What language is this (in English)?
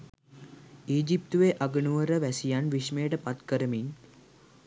Sinhala